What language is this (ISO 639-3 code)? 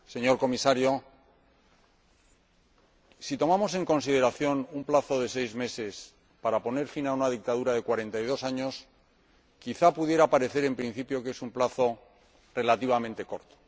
spa